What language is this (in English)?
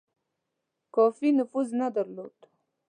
Pashto